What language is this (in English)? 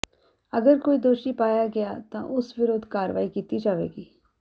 Punjabi